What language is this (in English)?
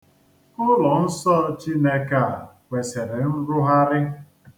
Igbo